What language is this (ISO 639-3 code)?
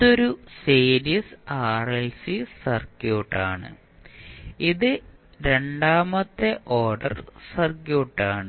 mal